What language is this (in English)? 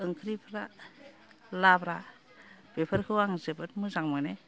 Bodo